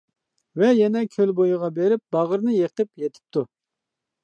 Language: Uyghur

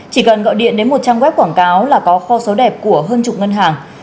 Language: Vietnamese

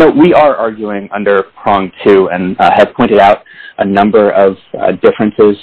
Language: English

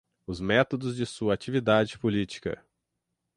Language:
Portuguese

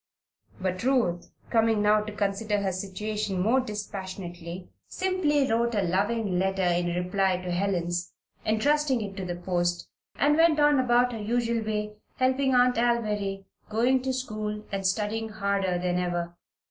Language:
English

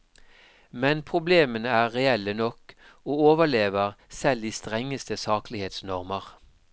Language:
Norwegian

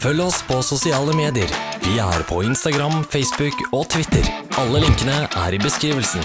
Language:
Norwegian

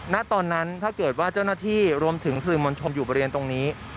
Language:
Thai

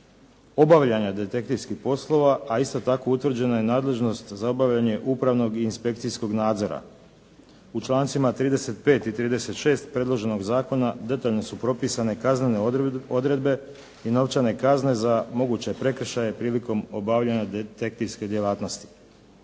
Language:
Croatian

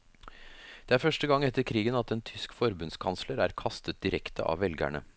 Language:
Norwegian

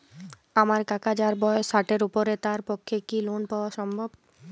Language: Bangla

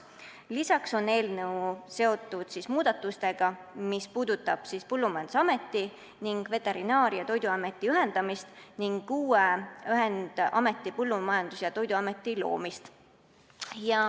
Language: Estonian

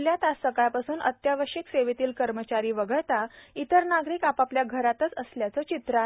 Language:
Marathi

